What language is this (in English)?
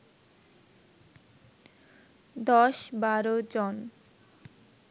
Bangla